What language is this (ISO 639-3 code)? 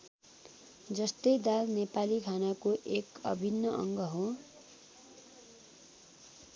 nep